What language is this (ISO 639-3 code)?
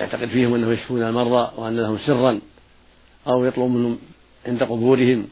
ara